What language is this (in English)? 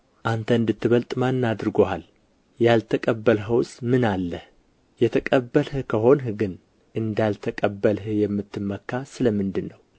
Amharic